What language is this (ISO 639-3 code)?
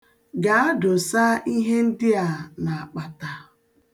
ibo